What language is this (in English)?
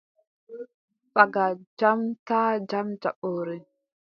Adamawa Fulfulde